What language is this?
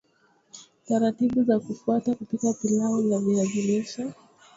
Swahili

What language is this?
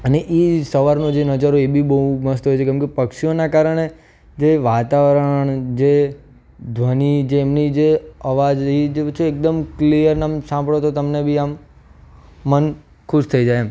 Gujarati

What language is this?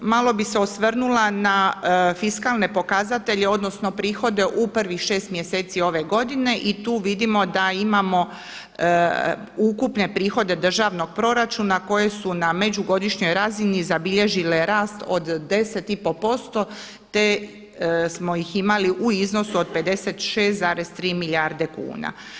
Croatian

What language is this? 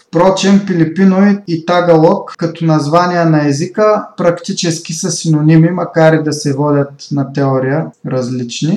Bulgarian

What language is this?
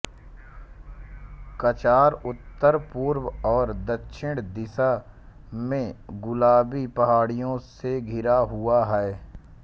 Hindi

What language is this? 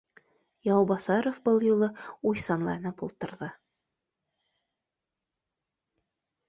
Bashkir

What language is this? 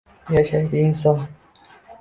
Uzbek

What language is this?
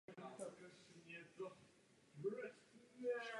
Czech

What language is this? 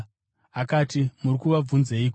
Shona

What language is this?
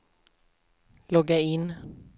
Swedish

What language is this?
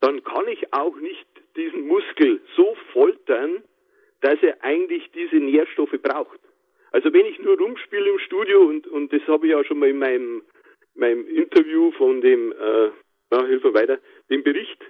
German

